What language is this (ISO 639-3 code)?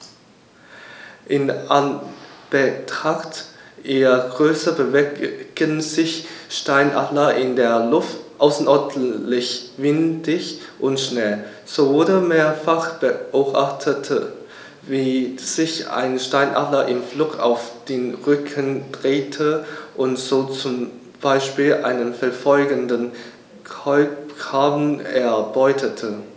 deu